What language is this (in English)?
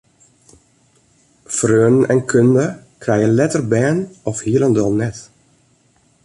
Western Frisian